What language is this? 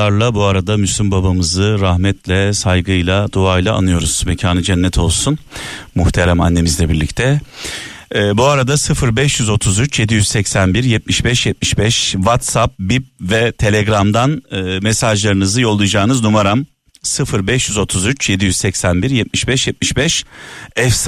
Turkish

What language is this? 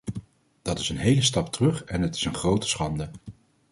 Dutch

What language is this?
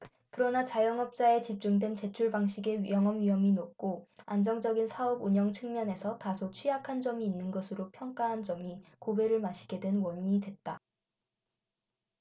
Korean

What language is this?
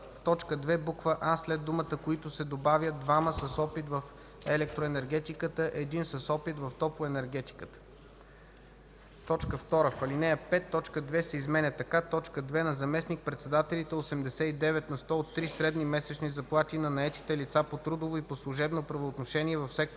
Bulgarian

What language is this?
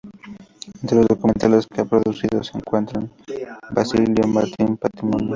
Spanish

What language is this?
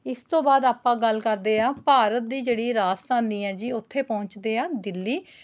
Punjabi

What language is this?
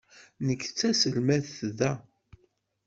Kabyle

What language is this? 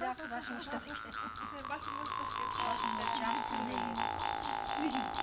Russian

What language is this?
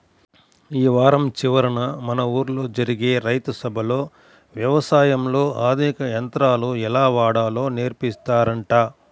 Telugu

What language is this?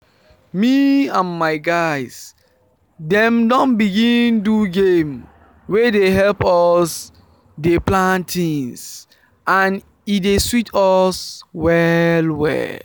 Nigerian Pidgin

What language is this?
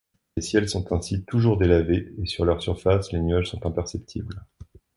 French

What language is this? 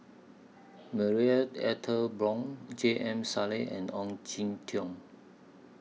English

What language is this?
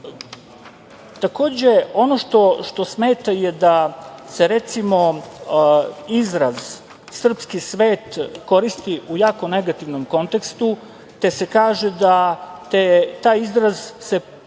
Serbian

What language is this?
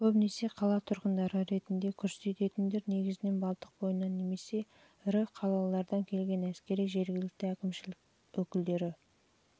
Kazakh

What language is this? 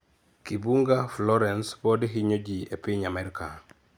Luo (Kenya and Tanzania)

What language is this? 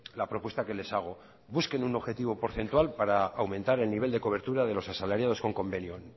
Spanish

